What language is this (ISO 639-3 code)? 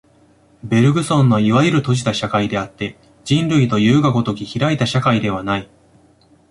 jpn